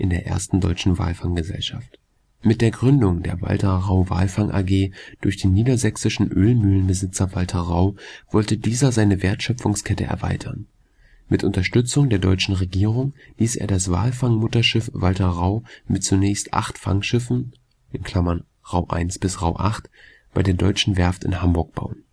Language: German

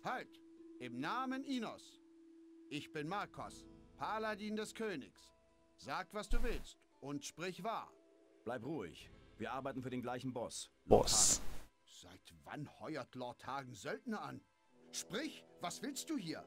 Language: German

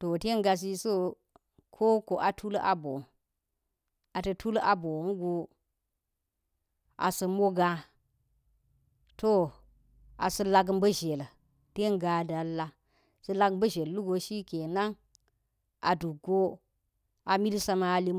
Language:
Geji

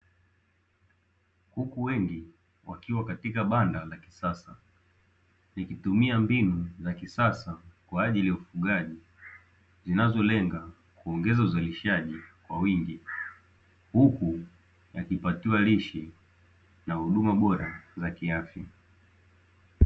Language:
Swahili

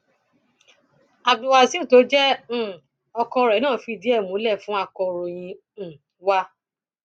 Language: Yoruba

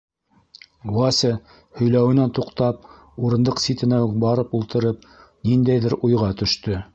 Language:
Bashkir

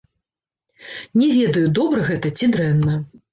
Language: Belarusian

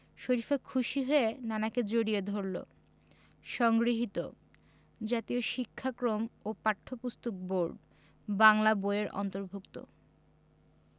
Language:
Bangla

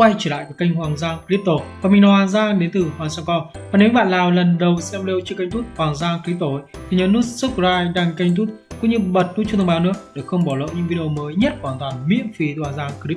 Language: Vietnamese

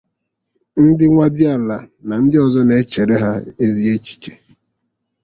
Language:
Igbo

